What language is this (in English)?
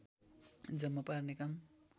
Nepali